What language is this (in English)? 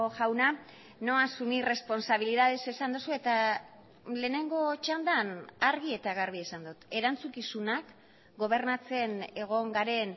Basque